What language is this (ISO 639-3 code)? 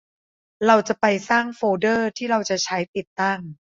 tha